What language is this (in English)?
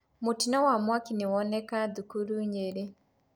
Kikuyu